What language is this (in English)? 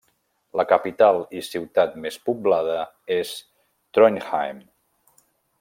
Catalan